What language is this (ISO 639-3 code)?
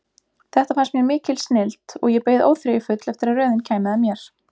isl